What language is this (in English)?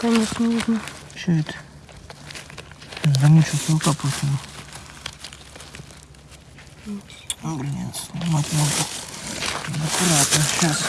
Russian